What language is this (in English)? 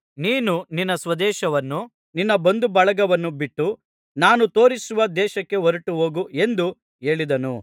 Kannada